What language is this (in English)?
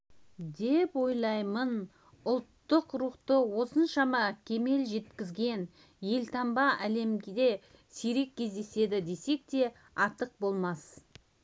Kazakh